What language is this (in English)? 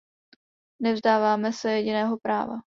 Czech